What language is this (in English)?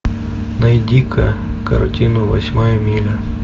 Russian